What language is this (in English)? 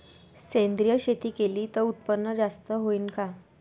Marathi